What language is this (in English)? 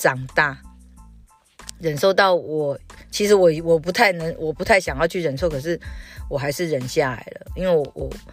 Chinese